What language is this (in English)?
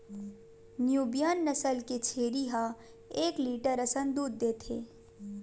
Chhattisgarhi